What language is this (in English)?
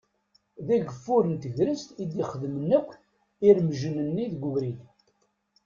Kabyle